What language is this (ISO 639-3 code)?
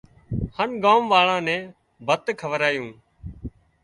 kxp